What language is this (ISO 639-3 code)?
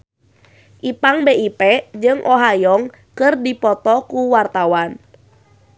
sun